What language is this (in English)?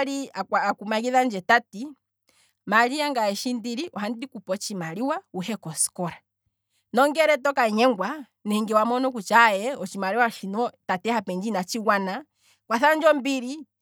Kwambi